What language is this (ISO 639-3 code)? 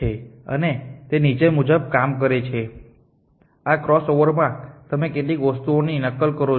guj